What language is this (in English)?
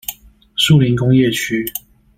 Chinese